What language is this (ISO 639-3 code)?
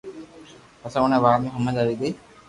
lrk